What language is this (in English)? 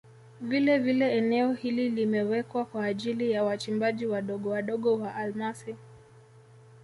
Swahili